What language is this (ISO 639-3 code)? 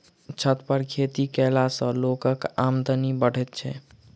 mai